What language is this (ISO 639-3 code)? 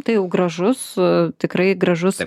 lit